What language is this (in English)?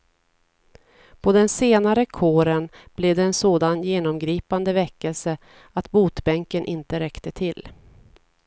Swedish